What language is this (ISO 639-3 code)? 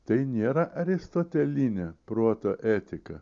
lit